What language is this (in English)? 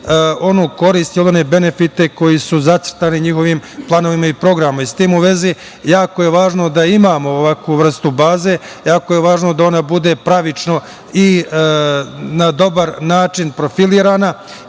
Serbian